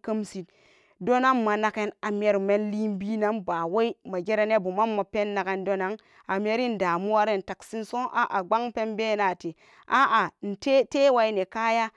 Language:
Samba Daka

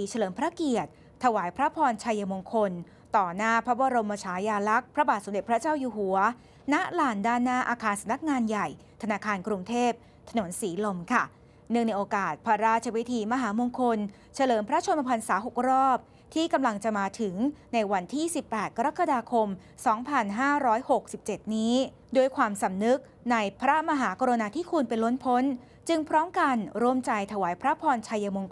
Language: Thai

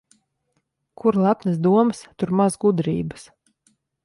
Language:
Latvian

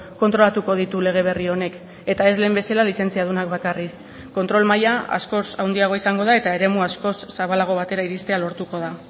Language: Basque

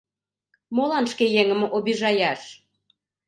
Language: Mari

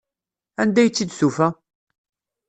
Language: Kabyle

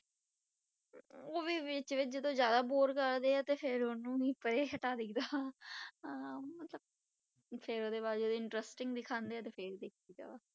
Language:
Punjabi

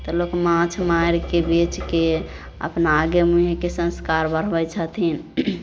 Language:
Maithili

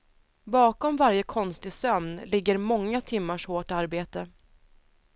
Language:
Swedish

